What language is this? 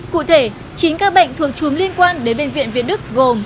Vietnamese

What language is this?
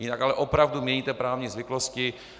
Czech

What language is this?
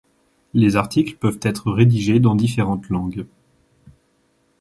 French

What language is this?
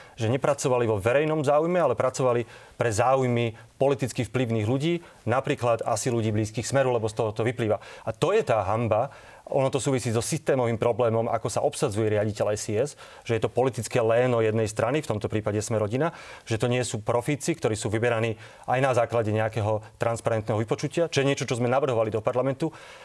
Slovak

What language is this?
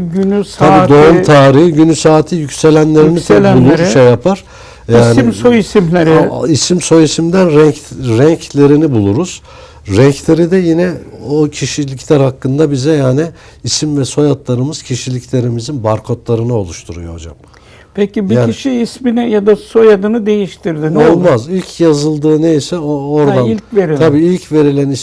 Turkish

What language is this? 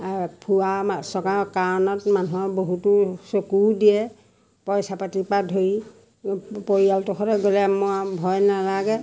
Assamese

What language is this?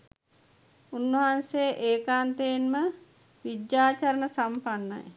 Sinhala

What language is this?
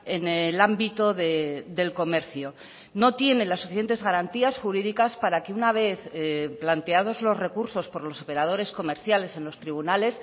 Spanish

